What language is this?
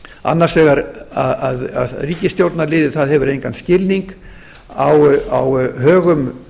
Icelandic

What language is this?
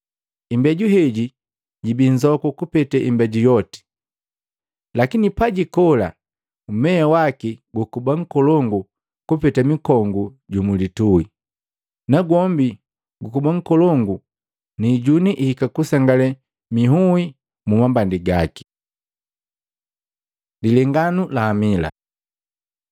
Matengo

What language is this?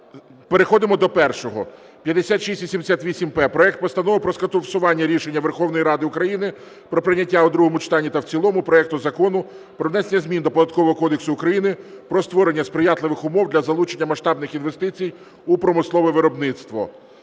Ukrainian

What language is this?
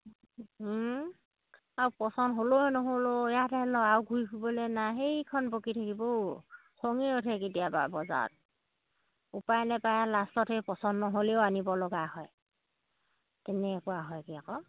Assamese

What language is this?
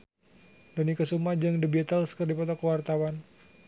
Sundanese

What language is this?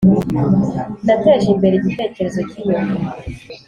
Kinyarwanda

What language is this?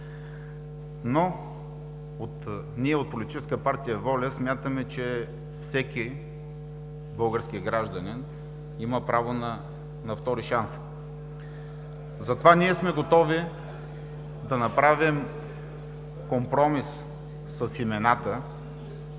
Bulgarian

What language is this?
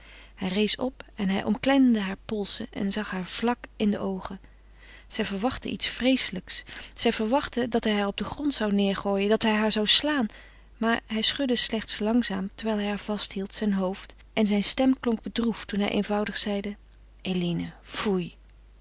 Dutch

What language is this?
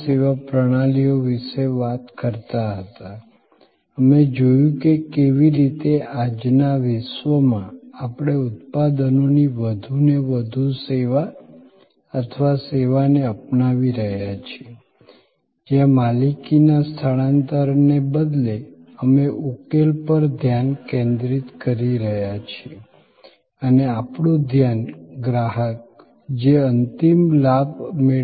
Gujarati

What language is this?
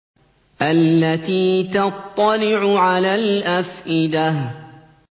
Arabic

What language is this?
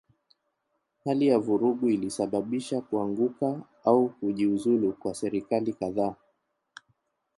Swahili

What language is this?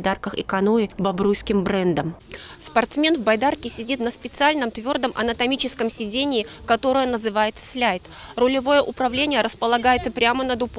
Russian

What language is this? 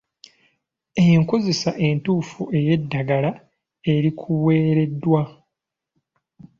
Ganda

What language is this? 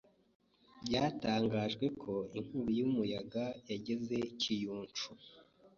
Kinyarwanda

